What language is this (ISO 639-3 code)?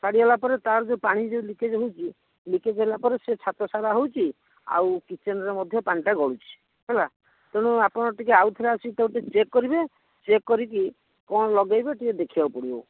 ori